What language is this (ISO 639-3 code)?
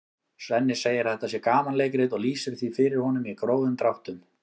isl